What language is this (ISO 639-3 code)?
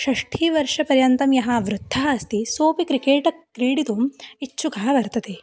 san